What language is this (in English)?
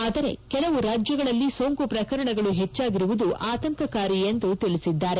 Kannada